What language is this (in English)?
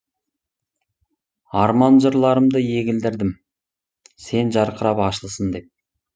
Kazakh